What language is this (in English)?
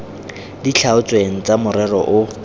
Tswana